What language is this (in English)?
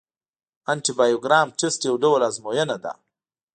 Pashto